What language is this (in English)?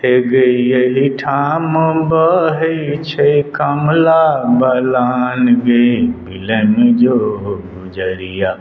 Maithili